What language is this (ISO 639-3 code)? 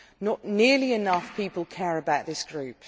eng